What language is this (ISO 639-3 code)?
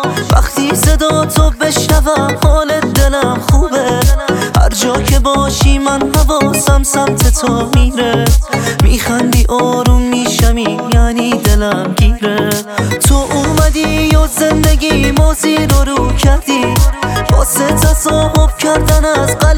fas